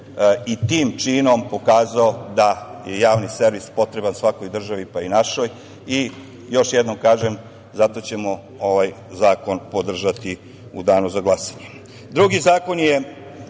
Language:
Serbian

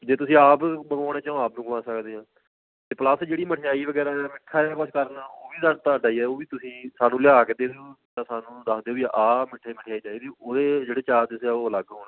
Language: Punjabi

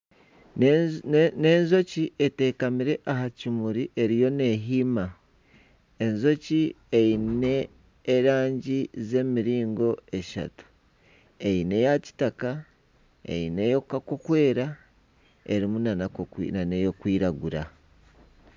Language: Nyankole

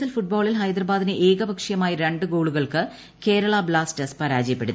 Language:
Malayalam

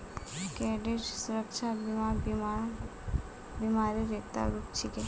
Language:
Magahi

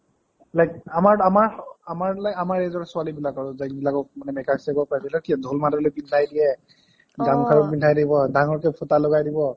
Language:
Assamese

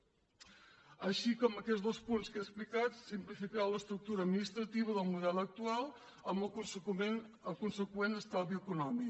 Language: Catalan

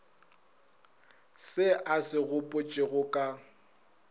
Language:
Northern Sotho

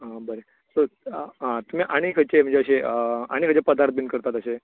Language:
Konkani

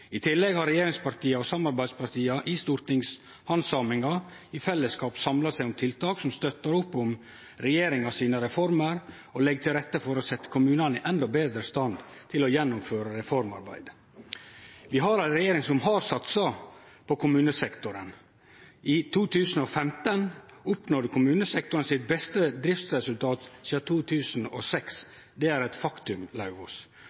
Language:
Norwegian Nynorsk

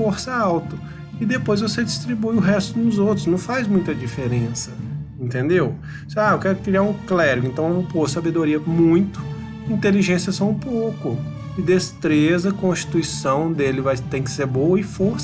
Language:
Portuguese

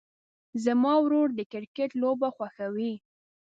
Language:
Pashto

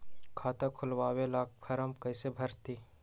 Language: Magahi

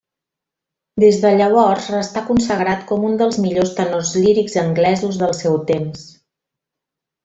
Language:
Catalan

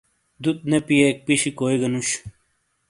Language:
Shina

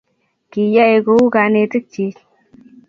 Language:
Kalenjin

